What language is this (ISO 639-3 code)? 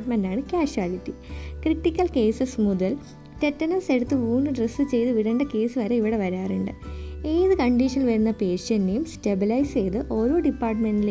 mal